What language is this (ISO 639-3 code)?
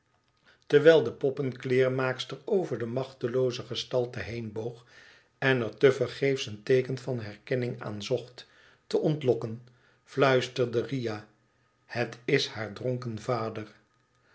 nld